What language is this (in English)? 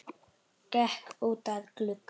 Icelandic